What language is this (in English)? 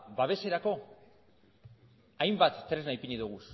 Basque